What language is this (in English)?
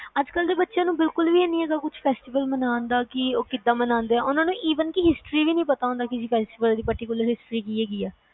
Punjabi